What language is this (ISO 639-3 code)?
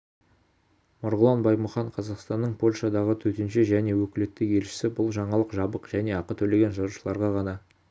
kaz